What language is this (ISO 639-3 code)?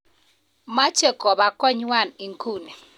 kln